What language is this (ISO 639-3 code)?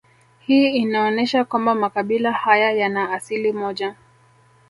swa